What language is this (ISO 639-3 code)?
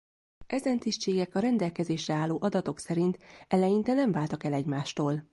hun